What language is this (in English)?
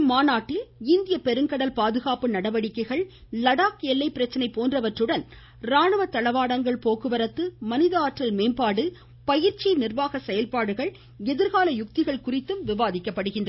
Tamil